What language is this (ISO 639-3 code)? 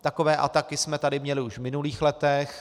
ces